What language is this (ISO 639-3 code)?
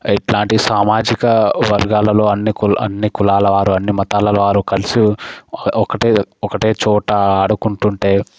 tel